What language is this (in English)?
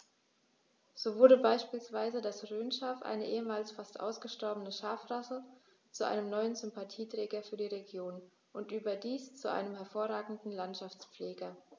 German